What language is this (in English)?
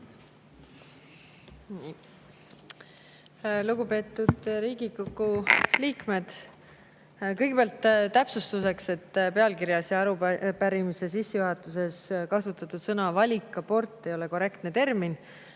Estonian